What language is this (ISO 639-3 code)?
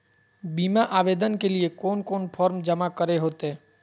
mag